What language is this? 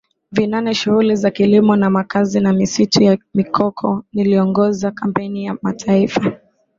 Swahili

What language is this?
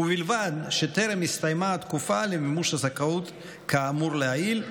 Hebrew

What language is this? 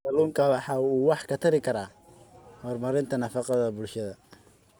Somali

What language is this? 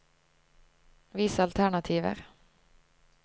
Norwegian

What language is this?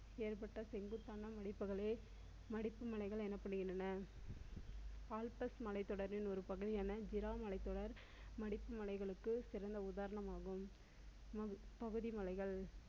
Tamil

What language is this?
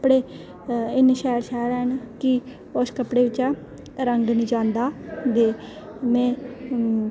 Dogri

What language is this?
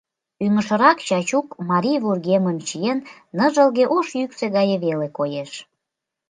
Mari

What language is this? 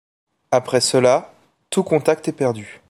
French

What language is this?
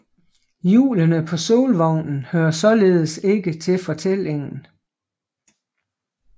Danish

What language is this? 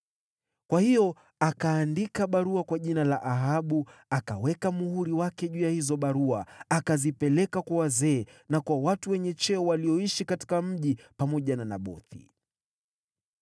Swahili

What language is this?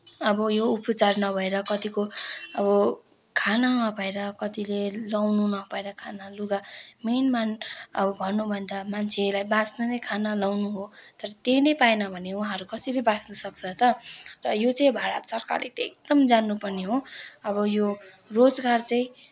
Nepali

